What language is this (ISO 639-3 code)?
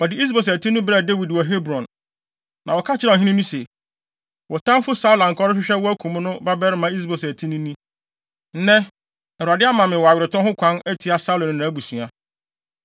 aka